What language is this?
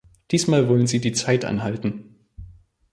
German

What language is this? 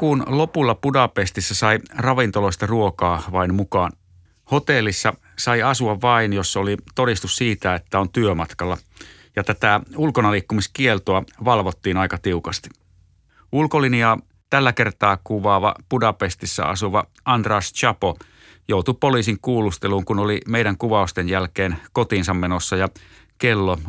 Finnish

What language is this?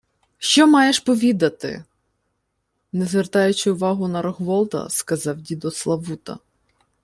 Ukrainian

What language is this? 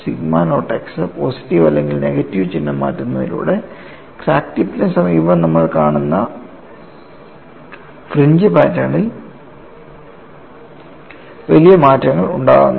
Malayalam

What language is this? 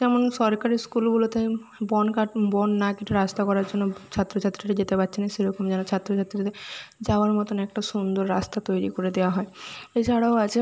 Bangla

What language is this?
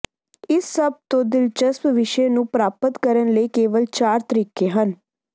Punjabi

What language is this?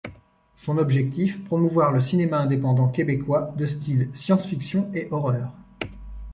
French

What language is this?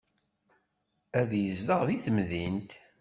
Kabyle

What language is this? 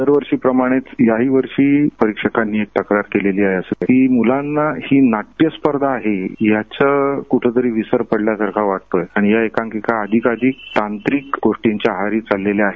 Marathi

